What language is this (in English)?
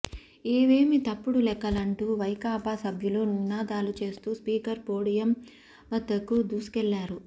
Telugu